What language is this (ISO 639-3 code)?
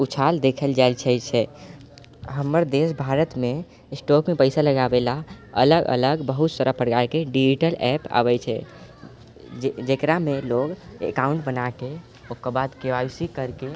mai